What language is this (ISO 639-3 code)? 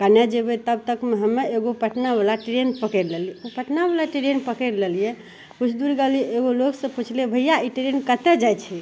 mai